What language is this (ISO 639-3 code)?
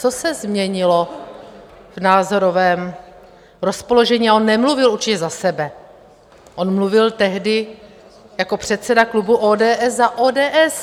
ces